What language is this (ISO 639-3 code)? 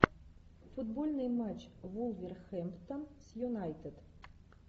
rus